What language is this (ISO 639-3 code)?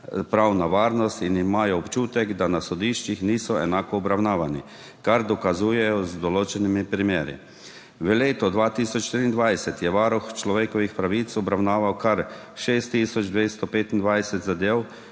slv